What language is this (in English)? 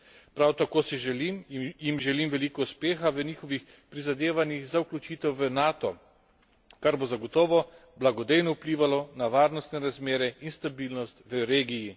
Slovenian